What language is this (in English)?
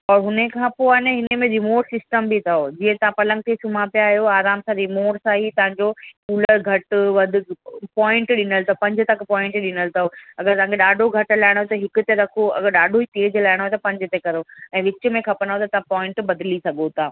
Sindhi